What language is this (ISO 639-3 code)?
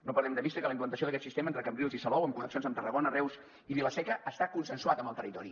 cat